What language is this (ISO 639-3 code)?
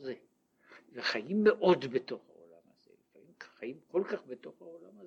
heb